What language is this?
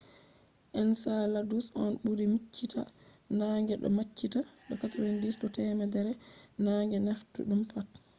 Fula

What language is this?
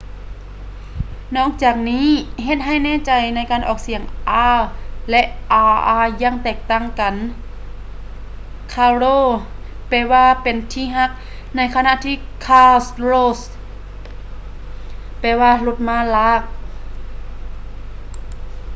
Lao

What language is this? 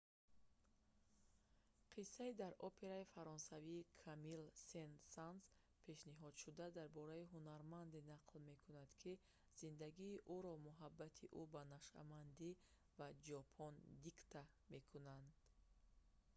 Tajik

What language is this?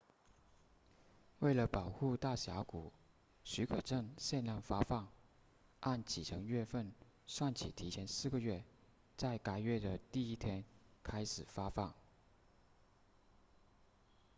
Chinese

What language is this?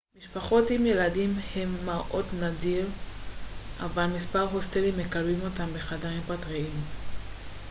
Hebrew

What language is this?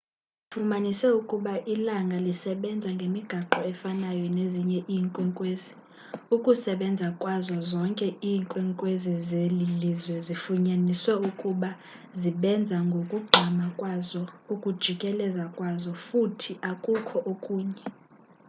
Xhosa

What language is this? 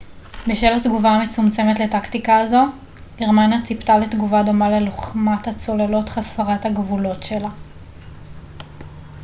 Hebrew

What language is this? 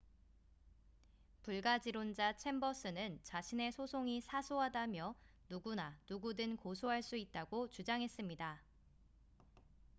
Korean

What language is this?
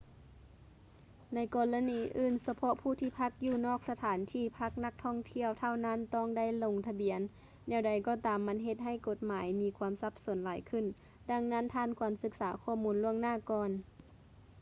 Lao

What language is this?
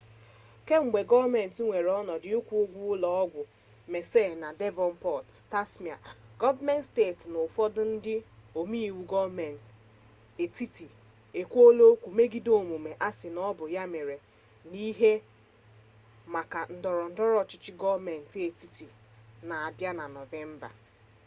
Igbo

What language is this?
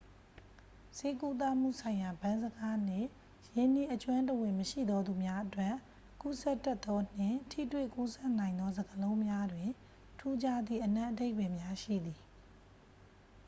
Burmese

